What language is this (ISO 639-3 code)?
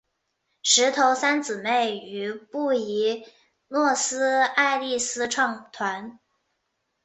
zho